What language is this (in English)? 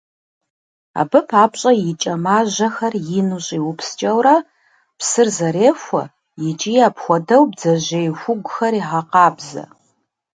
Kabardian